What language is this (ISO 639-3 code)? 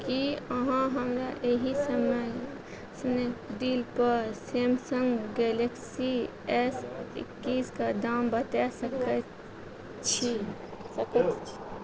mai